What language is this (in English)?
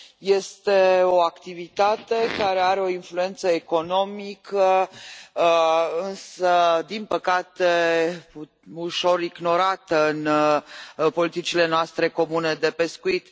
Romanian